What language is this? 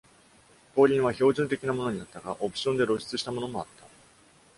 Japanese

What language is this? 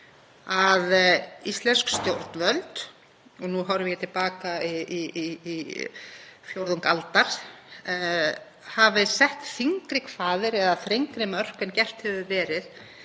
Icelandic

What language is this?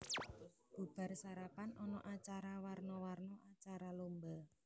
Javanese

